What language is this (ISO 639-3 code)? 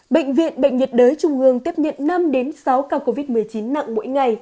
vie